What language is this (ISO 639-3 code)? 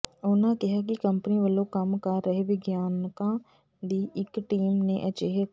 pan